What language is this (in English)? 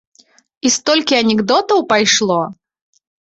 Belarusian